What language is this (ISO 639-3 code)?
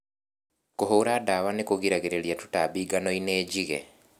kik